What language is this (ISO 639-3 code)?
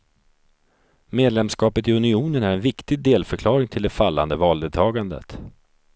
swe